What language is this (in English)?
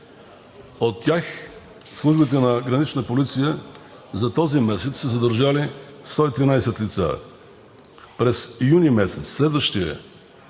Bulgarian